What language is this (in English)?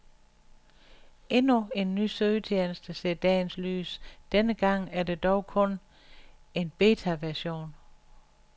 Danish